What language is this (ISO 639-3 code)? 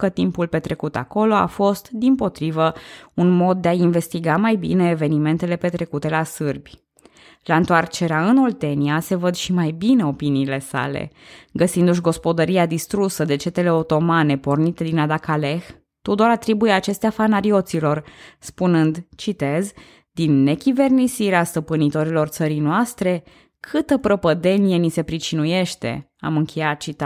ron